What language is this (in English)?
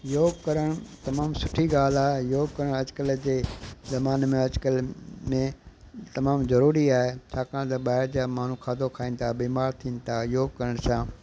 Sindhi